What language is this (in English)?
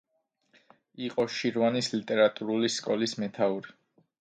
Georgian